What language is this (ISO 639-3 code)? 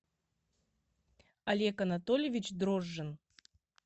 rus